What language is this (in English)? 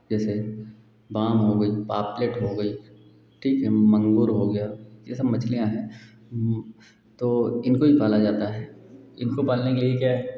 Hindi